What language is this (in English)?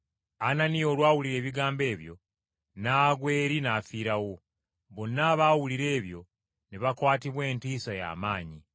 Ganda